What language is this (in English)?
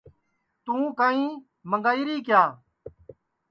Sansi